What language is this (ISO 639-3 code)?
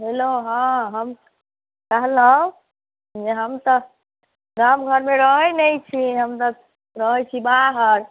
mai